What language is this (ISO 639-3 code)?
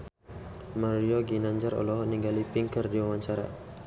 sun